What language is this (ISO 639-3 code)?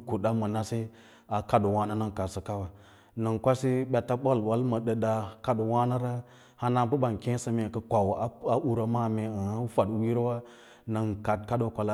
lla